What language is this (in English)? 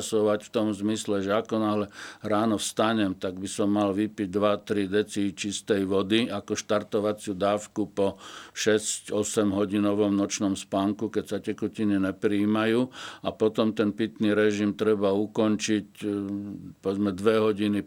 Slovak